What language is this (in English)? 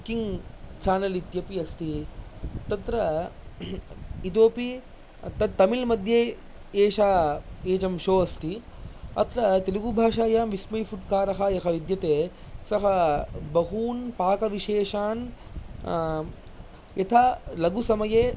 Sanskrit